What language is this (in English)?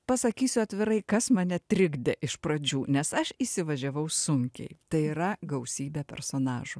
Lithuanian